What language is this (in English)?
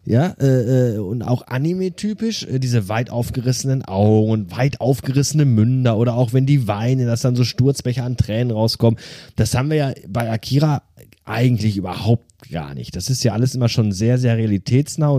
German